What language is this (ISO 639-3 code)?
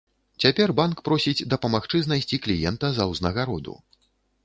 bel